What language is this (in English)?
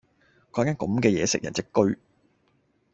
Cantonese